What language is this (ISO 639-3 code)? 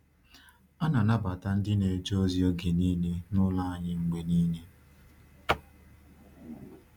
ibo